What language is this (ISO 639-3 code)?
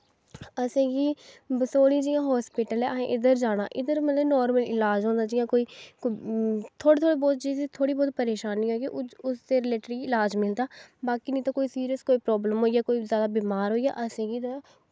doi